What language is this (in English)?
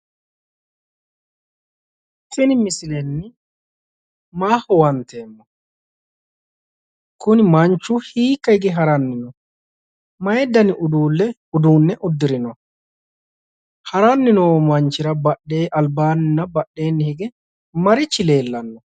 Sidamo